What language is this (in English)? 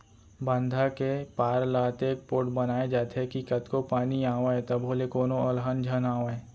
Chhattisgarhi